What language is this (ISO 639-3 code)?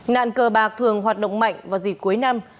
vie